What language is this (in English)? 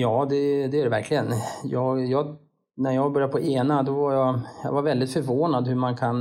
Swedish